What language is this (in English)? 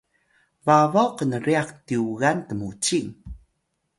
Atayal